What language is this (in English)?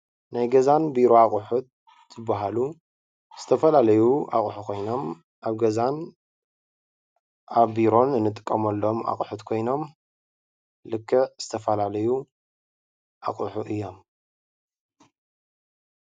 Tigrinya